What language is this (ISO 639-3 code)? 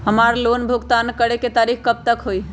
mag